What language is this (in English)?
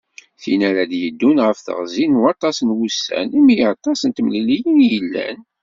Kabyle